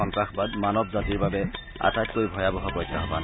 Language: Assamese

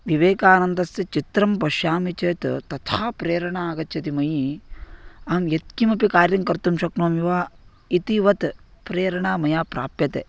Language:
Sanskrit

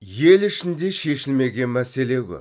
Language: Kazakh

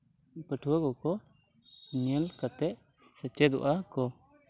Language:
Santali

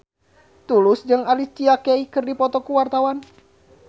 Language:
Sundanese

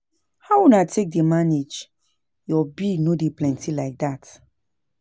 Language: Nigerian Pidgin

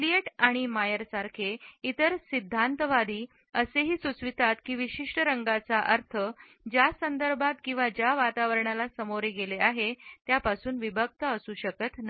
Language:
Marathi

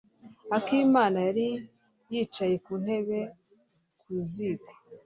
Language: Kinyarwanda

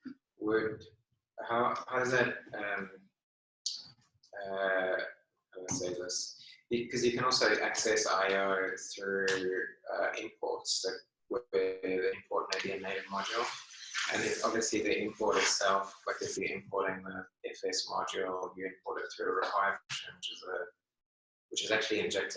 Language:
English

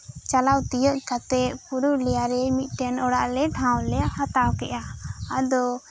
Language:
Santali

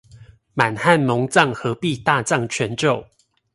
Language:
Chinese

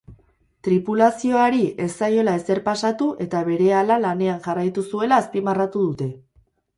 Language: Basque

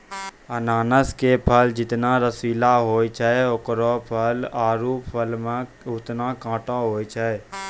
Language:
Maithili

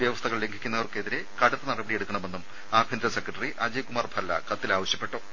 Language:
Malayalam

